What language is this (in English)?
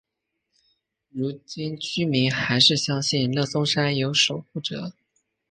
Chinese